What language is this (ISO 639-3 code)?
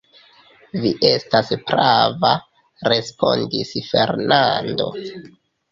epo